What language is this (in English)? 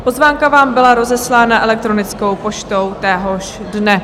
Czech